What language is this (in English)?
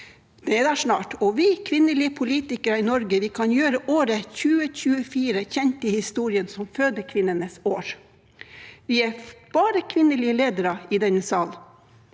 Norwegian